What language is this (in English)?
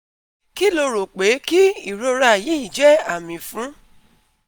Yoruba